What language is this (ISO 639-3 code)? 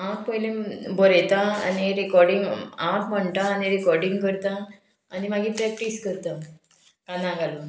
kok